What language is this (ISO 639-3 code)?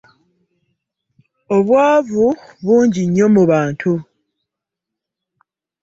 lug